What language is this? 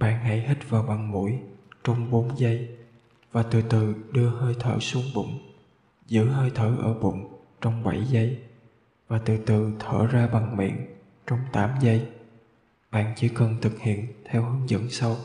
Vietnamese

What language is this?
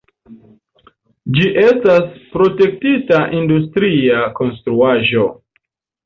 Esperanto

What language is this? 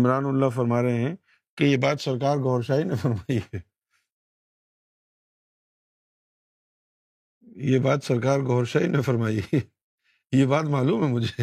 Urdu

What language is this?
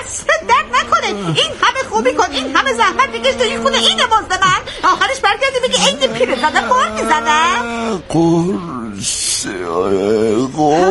Persian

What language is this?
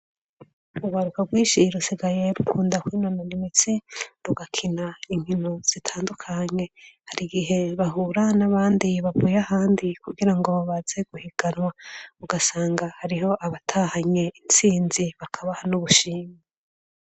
Rundi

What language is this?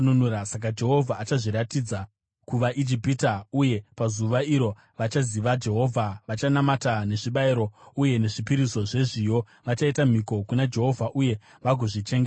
Shona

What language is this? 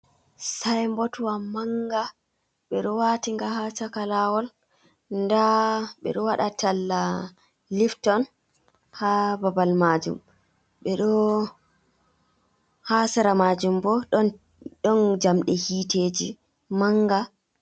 Fula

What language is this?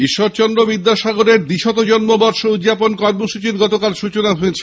Bangla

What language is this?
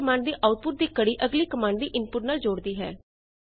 Punjabi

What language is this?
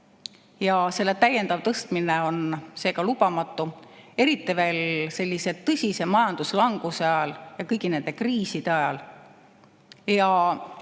Estonian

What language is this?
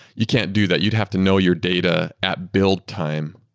English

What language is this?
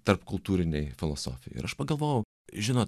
Lithuanian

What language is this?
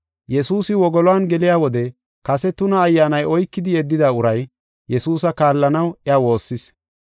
Gofa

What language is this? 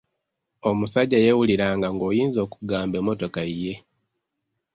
Ganda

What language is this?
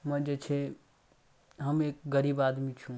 Maithili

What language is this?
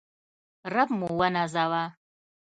Pashto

